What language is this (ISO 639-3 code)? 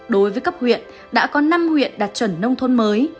vie